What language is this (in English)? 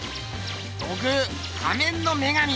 Japanese